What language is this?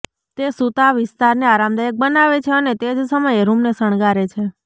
Gujarati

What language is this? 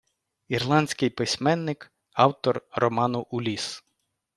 Ukrainian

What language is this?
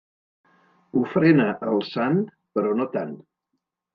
Catalan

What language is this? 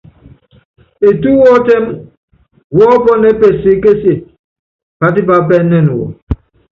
Yangben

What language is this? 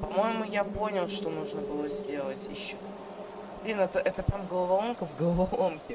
Russian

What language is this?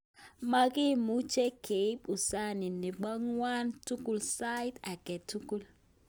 Kalenjin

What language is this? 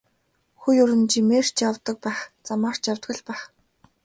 Mongolian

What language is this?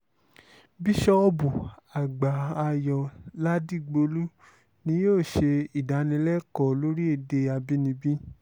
Yoruba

